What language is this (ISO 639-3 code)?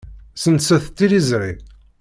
kab